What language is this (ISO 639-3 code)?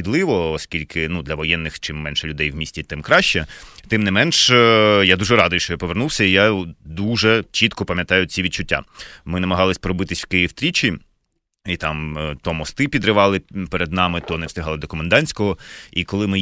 ukr